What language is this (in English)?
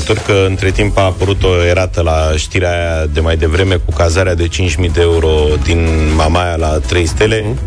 Romanian